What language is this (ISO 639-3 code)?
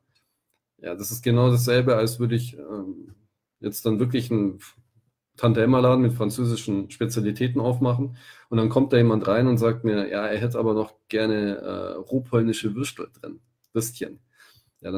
deu